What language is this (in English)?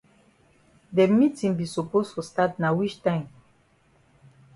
Cameroon Pidgin